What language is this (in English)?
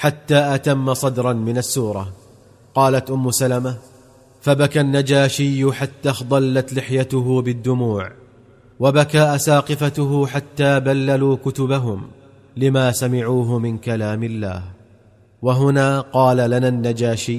Arabic